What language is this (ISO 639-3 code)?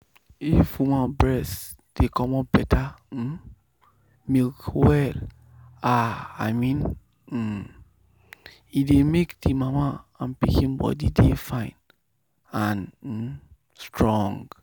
pcm